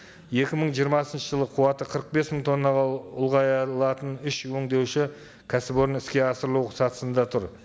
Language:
Kazakh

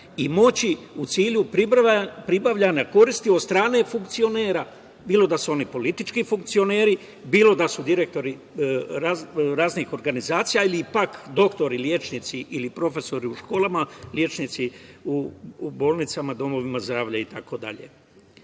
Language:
Serbian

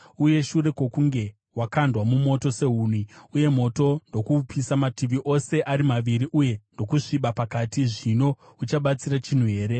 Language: Shona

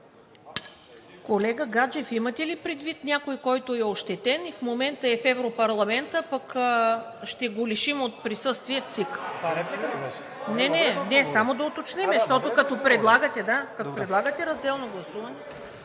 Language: Bulgarian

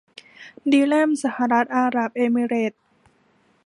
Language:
Thai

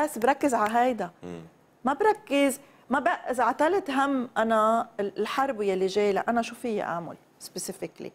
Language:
Arabic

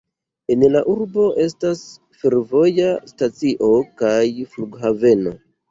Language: Esperanto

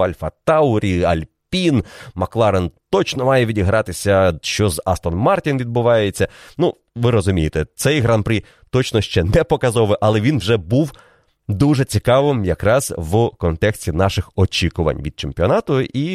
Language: Ukrainian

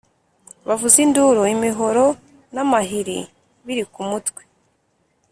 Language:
Kinyarwanda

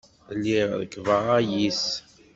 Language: Kabyle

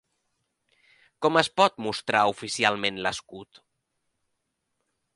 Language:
Catalan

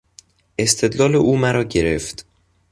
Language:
Persian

